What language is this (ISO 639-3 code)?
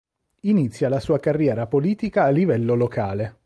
ita